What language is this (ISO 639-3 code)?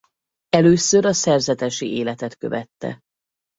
hun